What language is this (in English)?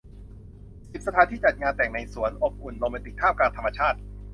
Thai